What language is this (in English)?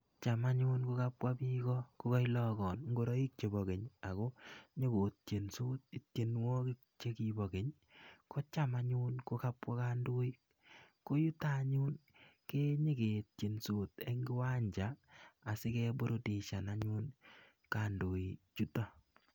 Kalenjin